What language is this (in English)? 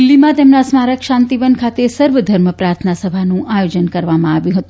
Gujarati